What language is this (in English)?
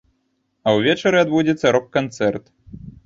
Belarusian